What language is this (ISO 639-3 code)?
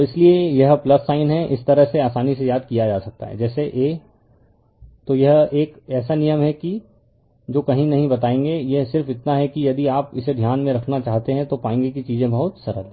hin